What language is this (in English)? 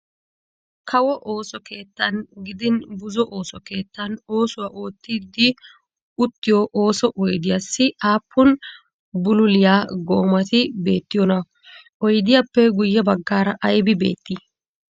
Wolaytta